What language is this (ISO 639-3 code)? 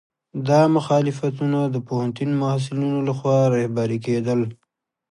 pus